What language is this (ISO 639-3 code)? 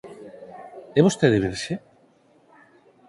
glg